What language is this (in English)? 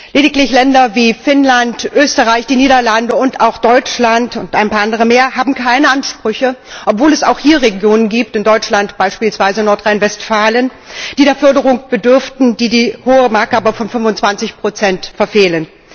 German